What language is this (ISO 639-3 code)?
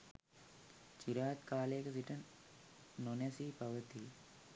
sin